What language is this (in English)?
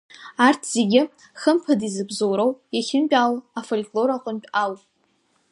Abkhazian